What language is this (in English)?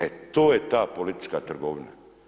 Croatian